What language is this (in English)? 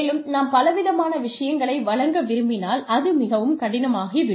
Tamil